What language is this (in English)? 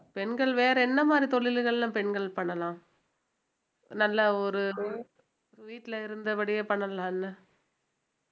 Tamil